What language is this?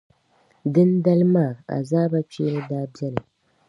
Dagbani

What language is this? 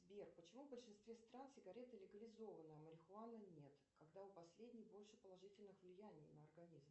Russian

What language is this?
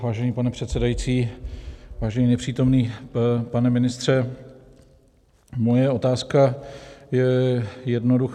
Czech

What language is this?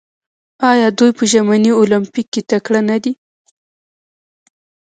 Pashto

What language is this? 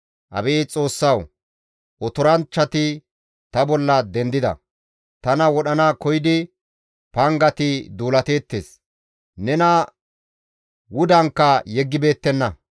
Gamo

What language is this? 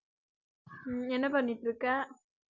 Tamil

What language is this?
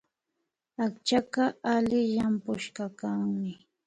Imbabura Highland Quichua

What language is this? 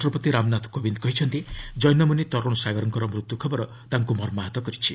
Odia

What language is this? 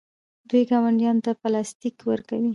Pashto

